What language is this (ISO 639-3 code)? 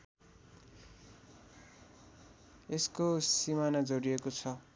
nep